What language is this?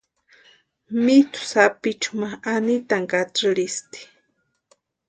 Western Highland Purepecha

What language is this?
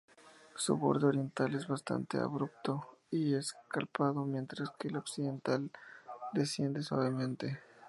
Spanish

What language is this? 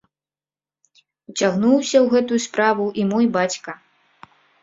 Belarusian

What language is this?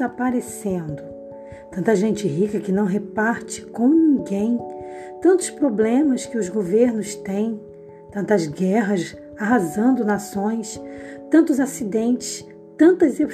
Portuguese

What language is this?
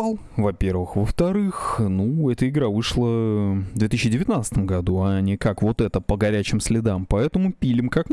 Russian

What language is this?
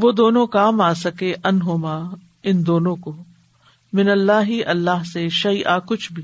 Urdu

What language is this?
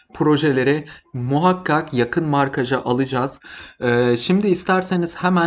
Turkish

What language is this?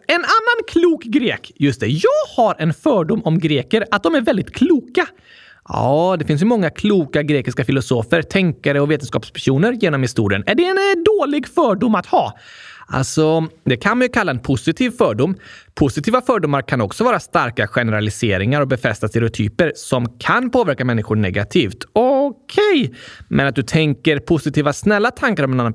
Swedish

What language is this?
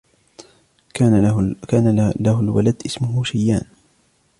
Arabic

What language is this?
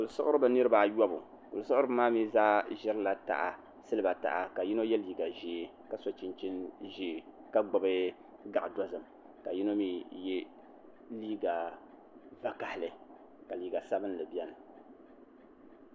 Dagbani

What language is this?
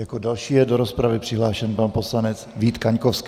Czech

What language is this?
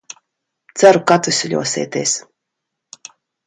Latvian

